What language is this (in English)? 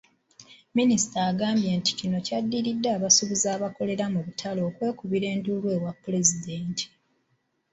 Ganda